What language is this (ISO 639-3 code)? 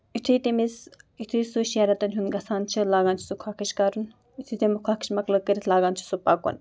kas